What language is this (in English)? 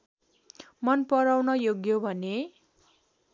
Nepali